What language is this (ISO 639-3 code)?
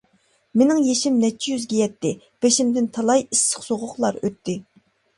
uig